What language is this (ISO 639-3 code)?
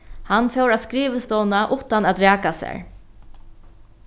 fao